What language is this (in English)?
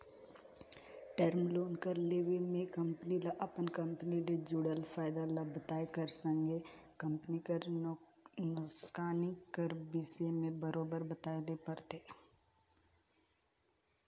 Chhattisgarhi